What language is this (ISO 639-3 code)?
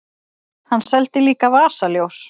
isl